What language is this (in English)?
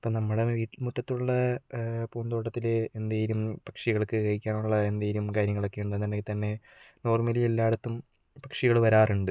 Malayalam